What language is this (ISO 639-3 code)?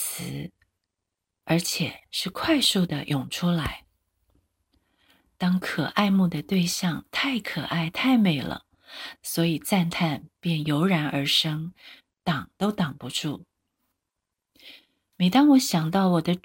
zho